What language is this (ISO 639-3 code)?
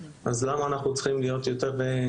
heb